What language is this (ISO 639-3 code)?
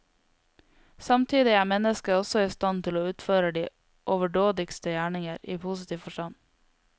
nor